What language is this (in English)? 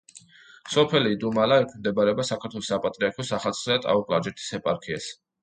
Georgian